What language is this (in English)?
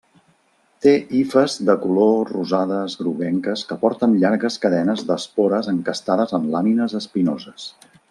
Catalan